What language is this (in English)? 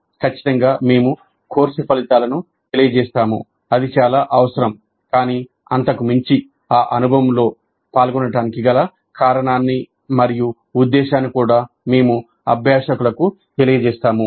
Telugu